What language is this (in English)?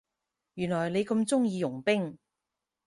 Cantonese